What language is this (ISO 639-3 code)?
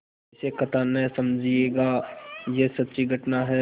hin